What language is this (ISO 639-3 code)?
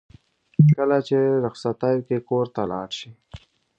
pus